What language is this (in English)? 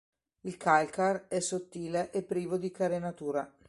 Italian